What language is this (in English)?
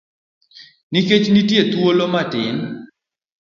Luo (Kenya and Tanzania)